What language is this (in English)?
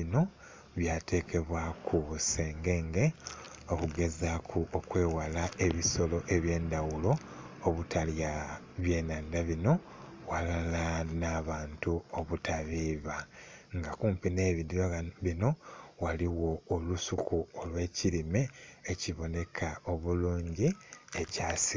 Soga